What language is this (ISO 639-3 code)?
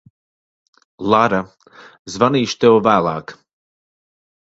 lav